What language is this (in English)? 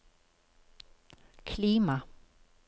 Norwegian